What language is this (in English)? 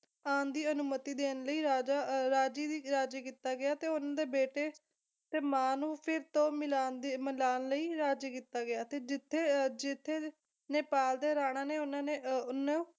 Punjabi